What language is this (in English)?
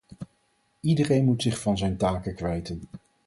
Dutch